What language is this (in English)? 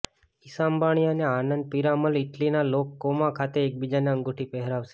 Gujarati